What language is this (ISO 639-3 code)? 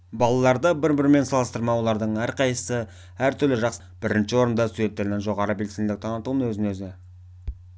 kaz